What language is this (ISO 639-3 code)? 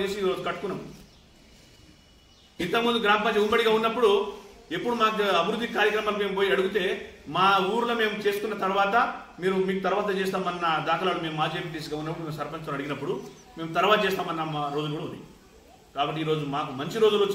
tel